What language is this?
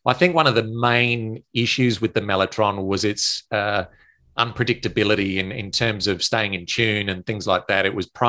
English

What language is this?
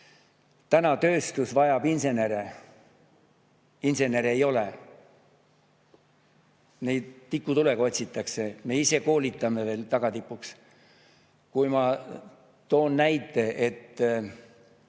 Estonian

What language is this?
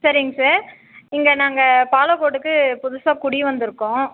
Tamil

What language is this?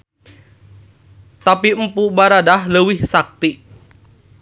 Sundanese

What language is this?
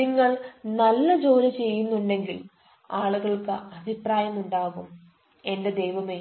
Malayalam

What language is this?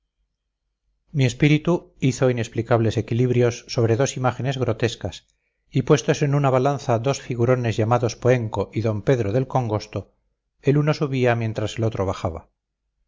Spanish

